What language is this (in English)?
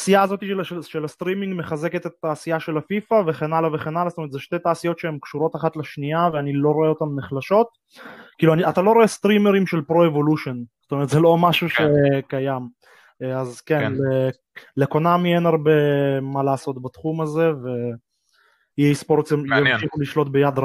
Hebrew